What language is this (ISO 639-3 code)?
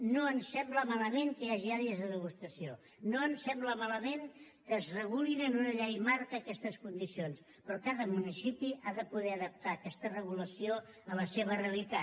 cat